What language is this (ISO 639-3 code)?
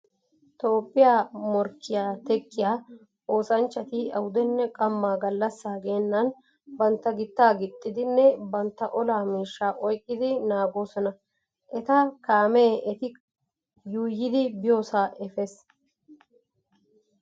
wal